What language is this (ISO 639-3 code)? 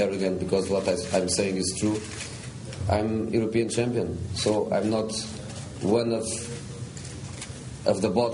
fas